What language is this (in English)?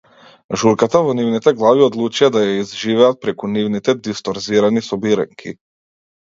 Macedonian